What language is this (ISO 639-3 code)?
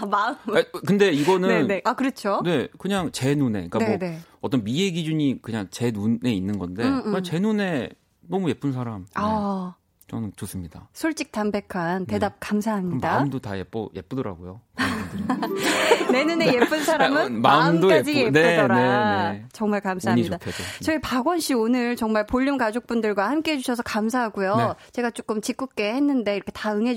kor